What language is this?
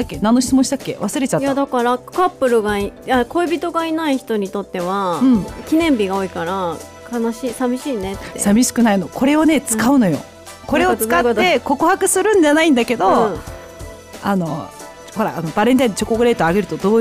Japanese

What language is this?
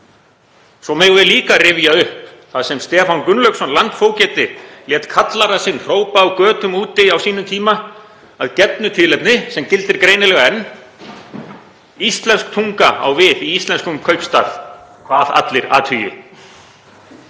Icelandic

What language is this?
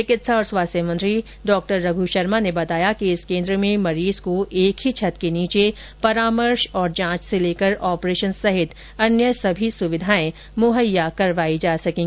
Hindi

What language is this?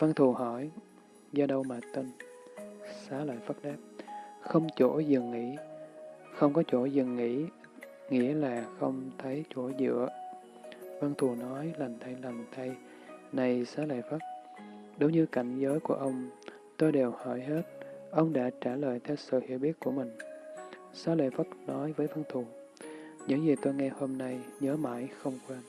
Vietnamese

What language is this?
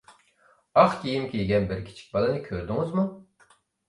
Uyghur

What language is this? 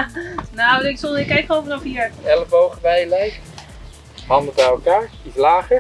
Dutch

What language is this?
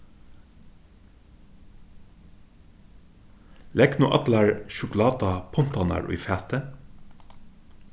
Faroese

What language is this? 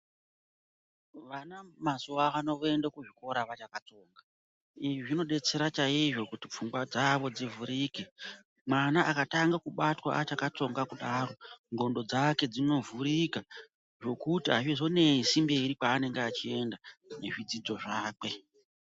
Ndau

